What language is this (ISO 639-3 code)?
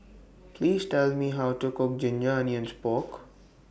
eng